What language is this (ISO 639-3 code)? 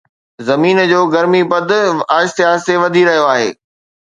snd